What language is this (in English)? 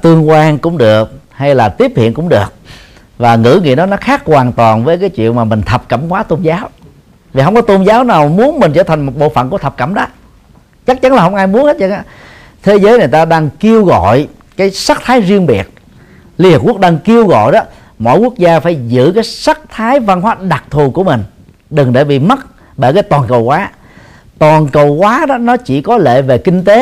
Vietnamese